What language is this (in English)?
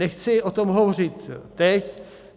Czech